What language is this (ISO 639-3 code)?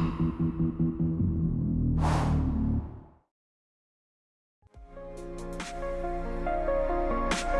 eng